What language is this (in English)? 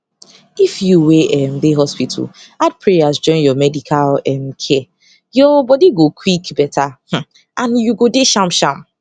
Nigerian Pidgin